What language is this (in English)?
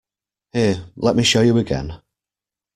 English